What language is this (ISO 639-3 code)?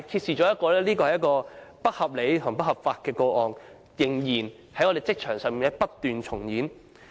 yue